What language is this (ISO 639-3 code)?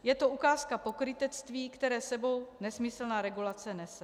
ces